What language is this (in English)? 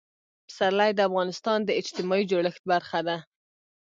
Pashto